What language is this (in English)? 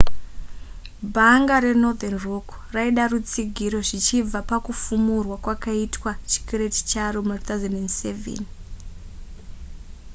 Shona